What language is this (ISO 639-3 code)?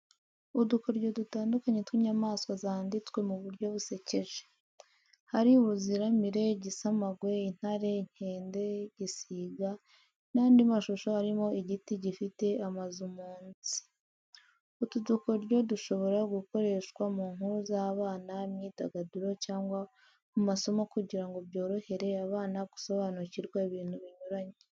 kin